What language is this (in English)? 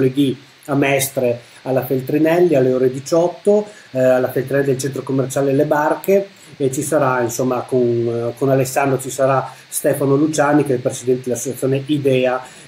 Italian